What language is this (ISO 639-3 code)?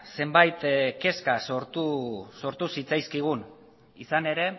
eus